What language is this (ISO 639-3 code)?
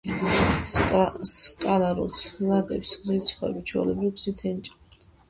kat